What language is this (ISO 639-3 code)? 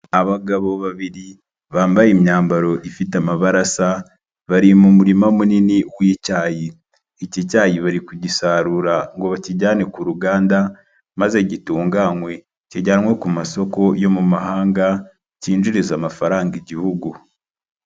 kin